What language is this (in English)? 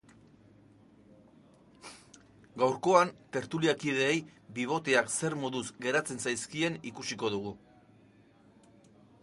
Basque